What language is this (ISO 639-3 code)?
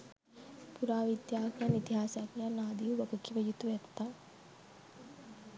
sin